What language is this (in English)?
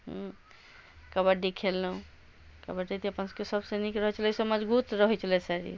Maithili